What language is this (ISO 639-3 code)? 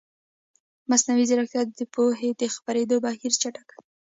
pus